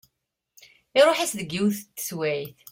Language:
Kabyle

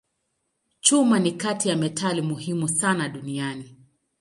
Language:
Swahili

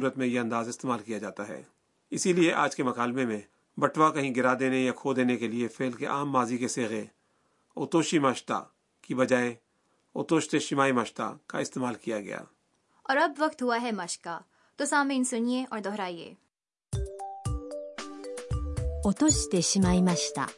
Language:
Urdu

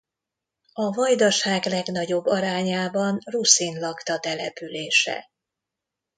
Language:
Hungarian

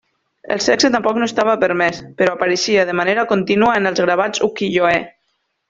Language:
Catalan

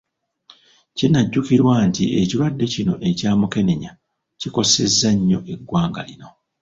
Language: Ganda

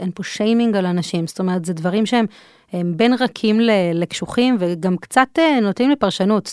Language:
Hebrew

